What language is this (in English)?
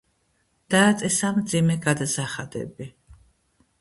Georgian